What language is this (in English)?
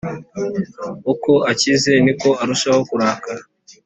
Kinyarwanda